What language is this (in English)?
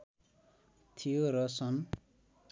Nepali